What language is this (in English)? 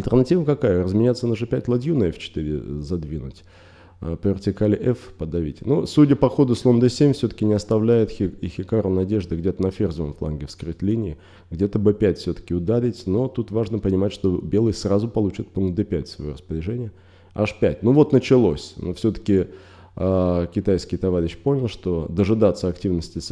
Russian